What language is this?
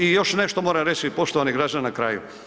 Croatian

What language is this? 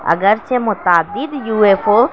Urdu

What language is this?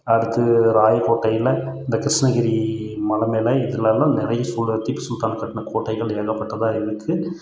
Tamil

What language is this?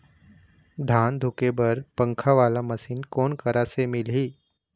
Chhattisgarhi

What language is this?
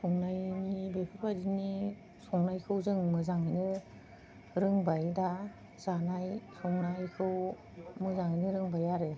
Bodo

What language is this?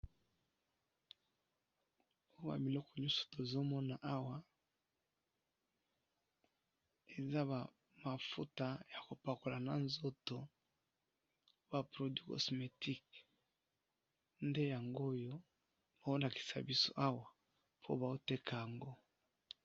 Lingala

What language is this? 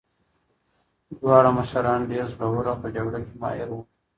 Pashto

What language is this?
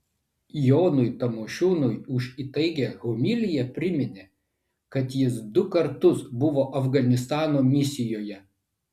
Lithuanian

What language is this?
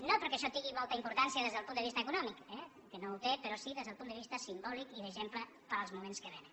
Catalan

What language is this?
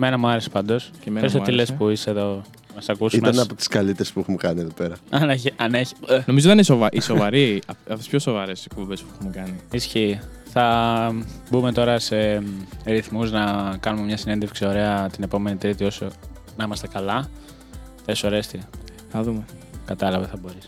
Greek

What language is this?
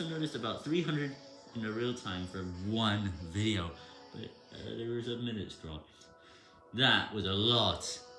English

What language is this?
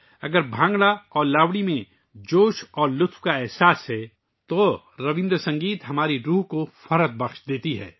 Urdu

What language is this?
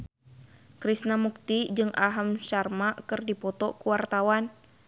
Sundanese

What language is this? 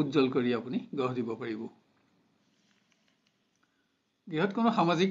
Bangla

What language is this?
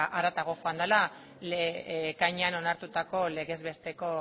Basque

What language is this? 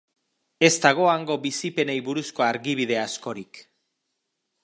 Basque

